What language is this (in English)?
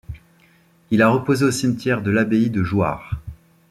French